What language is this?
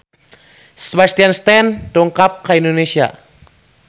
Sundanese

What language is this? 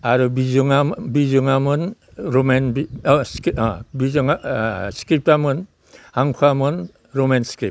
Bodo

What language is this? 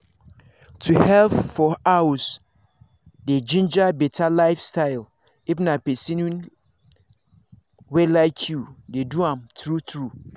Nigerian Pidgin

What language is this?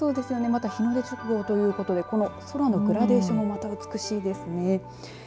Japanese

